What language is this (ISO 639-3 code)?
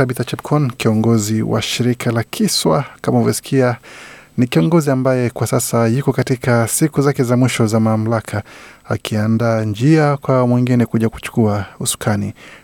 swa